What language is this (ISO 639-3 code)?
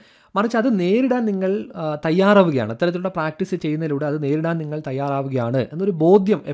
mal